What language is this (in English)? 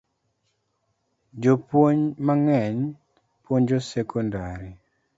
Luo (Kenya and Tanzania)